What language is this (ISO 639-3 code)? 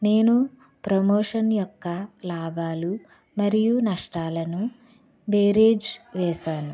tel